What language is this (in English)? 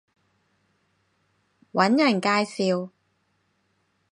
Cantonese